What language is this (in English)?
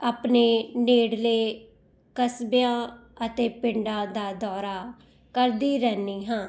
Punjabi